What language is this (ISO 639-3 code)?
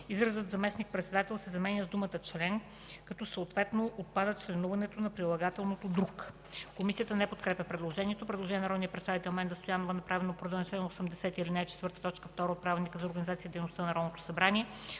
bul